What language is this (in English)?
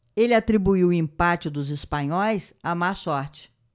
Portuguese